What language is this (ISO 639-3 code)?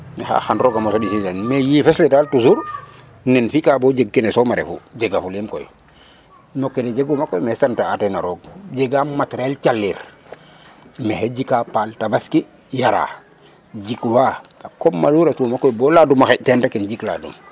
srr